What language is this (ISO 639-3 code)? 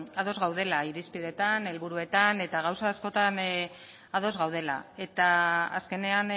eus